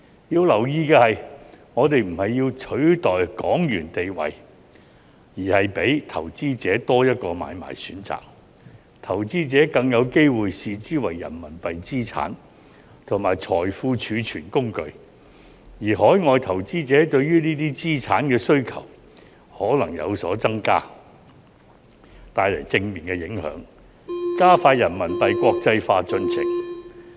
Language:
Cantonese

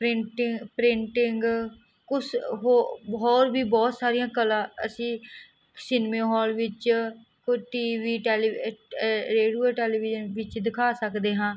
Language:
Punjabi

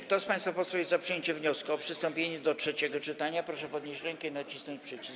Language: Polish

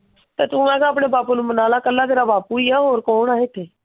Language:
Punjabi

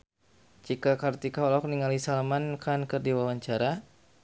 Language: Sundanese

